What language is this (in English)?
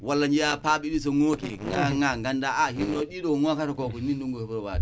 Wolof